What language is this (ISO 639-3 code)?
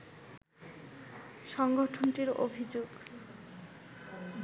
ben